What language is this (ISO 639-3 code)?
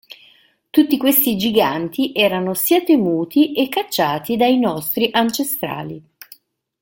ita